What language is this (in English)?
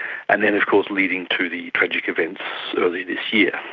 English